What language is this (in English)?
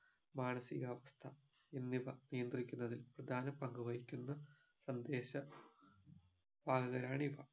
Malayalam